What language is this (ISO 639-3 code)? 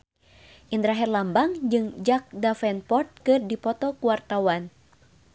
sun